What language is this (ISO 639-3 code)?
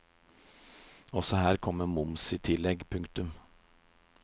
nor